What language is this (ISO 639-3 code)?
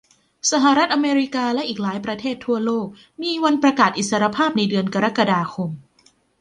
tha